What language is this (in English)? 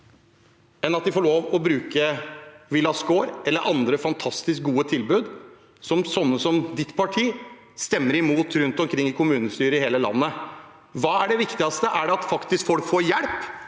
Norwegian